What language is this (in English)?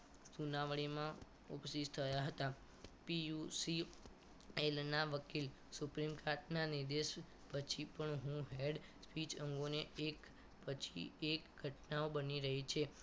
Gujarati